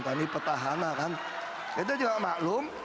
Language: Indonesian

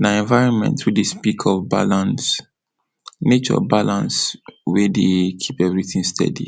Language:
Nigerian Pidgin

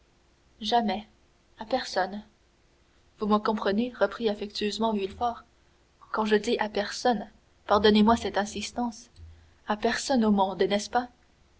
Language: French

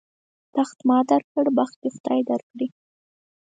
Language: Pashto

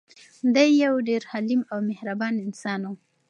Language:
Pashto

